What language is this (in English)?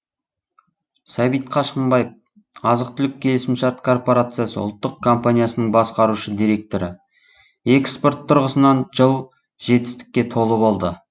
Kazakh